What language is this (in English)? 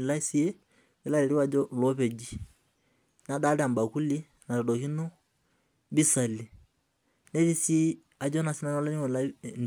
Masai